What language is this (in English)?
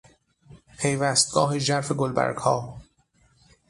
Persian